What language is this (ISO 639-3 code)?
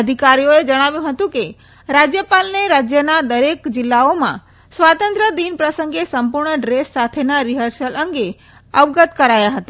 guj